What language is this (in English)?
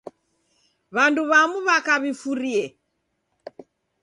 Taita